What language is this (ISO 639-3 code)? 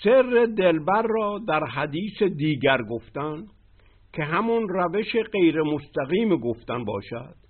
fas